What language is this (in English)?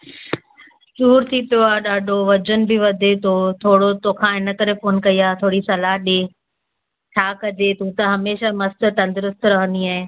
Sindhi